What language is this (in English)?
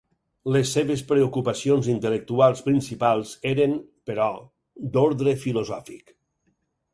Catalan